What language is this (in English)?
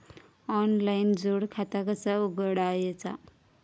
Marathi